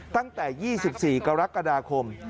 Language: Thai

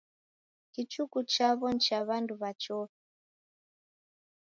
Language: Taita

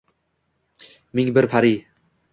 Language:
Uzbek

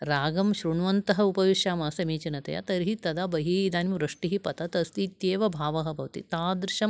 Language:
Sanskrit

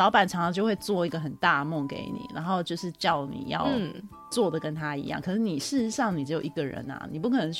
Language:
Chinese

